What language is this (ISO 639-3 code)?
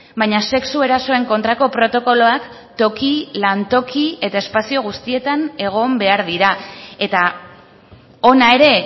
eus